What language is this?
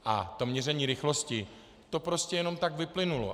Czech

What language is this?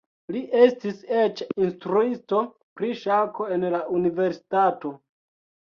Esperanto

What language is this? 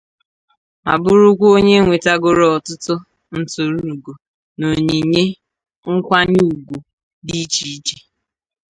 Igbo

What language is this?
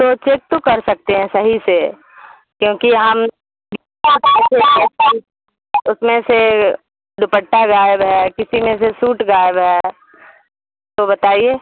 Urdu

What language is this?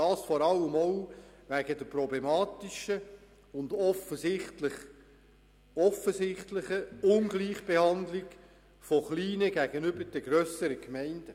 Swiss German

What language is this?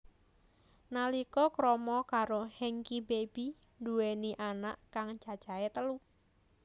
Javanese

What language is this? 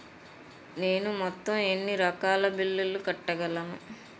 Telugu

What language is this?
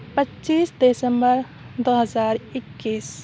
Urdu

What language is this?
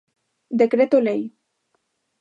Galician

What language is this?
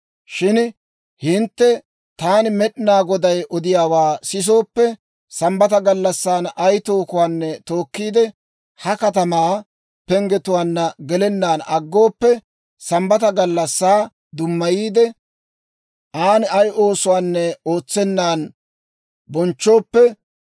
Dawro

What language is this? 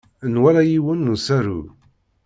Kabyle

